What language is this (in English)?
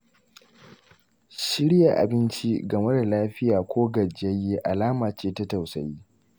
Hausa